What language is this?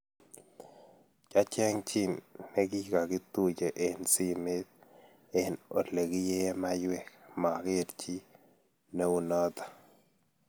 Kalenjin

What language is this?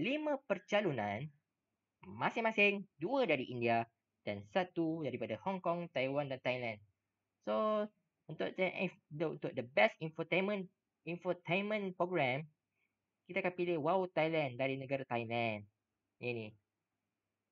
Malay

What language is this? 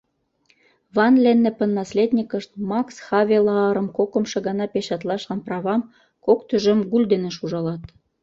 Mari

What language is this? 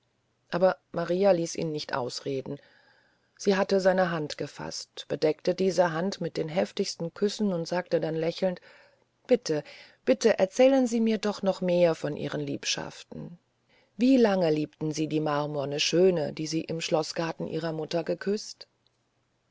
German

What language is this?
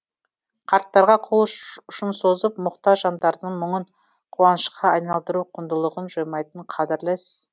Kazakh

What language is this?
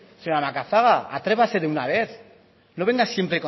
Spanish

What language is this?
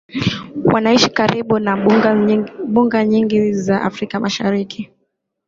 Swahili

